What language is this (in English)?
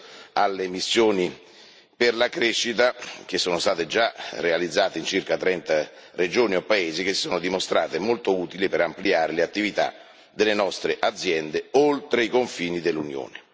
Italian